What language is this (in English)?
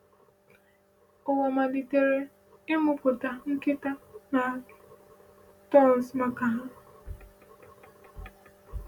Igbo